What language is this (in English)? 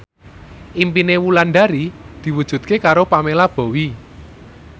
Javanese